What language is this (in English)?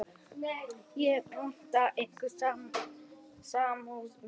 Icelandic